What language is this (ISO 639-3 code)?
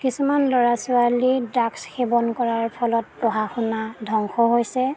asm